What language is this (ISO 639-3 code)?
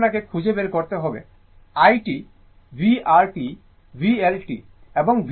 ben